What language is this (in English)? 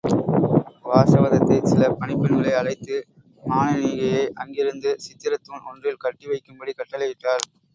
Tamil